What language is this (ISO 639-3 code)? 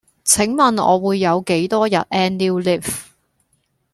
yue